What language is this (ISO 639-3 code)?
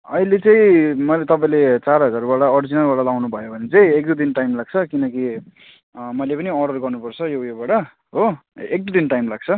nep